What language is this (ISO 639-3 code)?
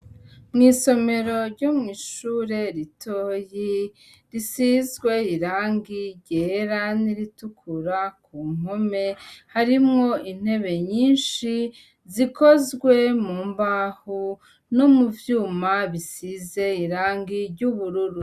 run